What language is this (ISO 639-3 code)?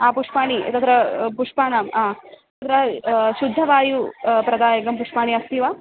san